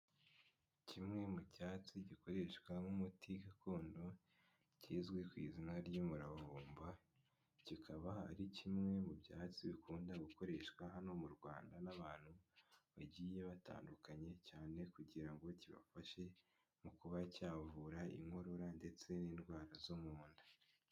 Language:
Kinyarwanda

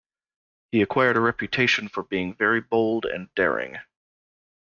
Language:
English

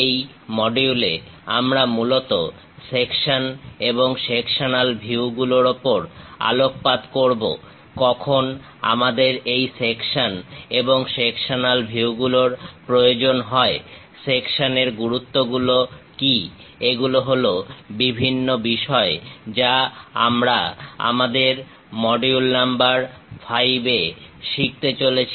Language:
Bangla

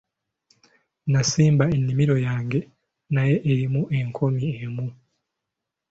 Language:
Ganda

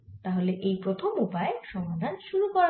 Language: Bangla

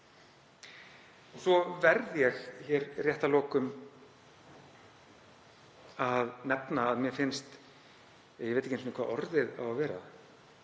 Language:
Icelandic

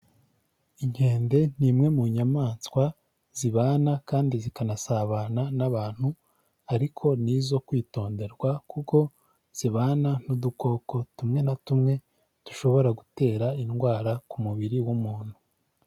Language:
Kinyarwanda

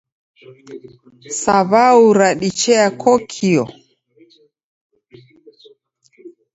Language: Taita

